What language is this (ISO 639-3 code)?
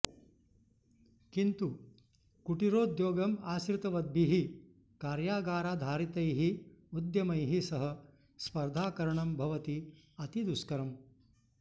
san